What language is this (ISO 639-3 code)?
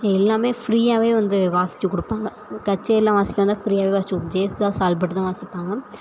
tam